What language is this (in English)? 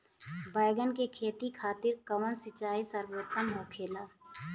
Bhojpuri